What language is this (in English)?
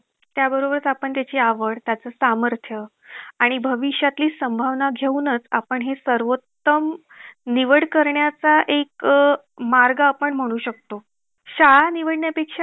Marathi